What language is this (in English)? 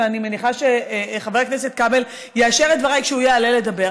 Hebrew